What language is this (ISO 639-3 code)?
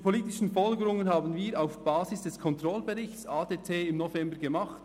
gsw